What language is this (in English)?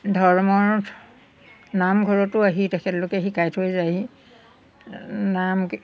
Assamese